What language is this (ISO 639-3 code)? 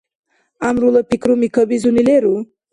dar